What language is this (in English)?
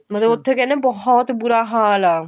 Punjabi